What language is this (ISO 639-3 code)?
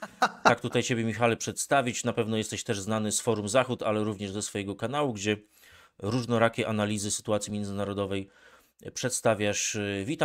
pol